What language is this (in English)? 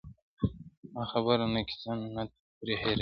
Pashto